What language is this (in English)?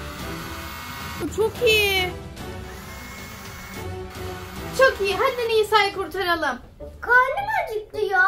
Turkish